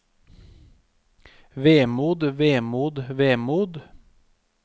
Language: Norwegian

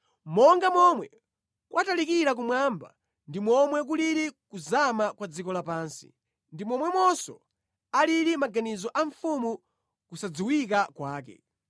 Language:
Nyanja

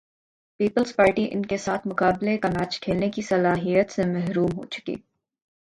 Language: Urdu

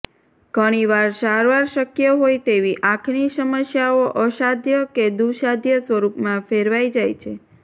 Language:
Gujarati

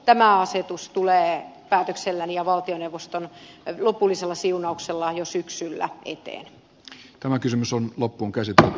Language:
Finnish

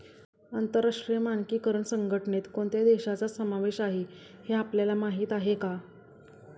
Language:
Marathi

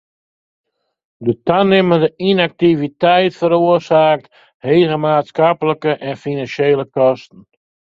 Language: Western Frisian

